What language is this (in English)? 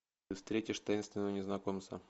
Russian